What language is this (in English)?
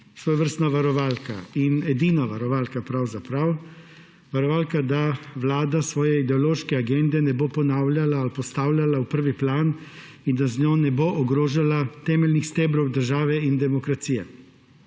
Slovenian